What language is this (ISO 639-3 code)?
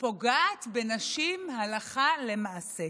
heb